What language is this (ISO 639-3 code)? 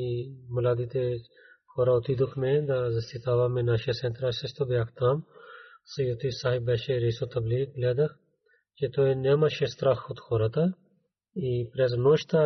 bul